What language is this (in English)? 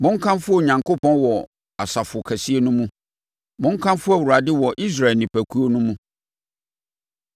Akan